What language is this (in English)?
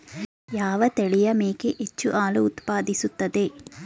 Kannada